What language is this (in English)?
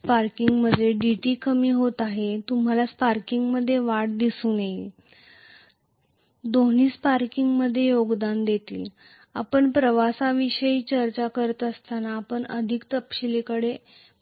Marathi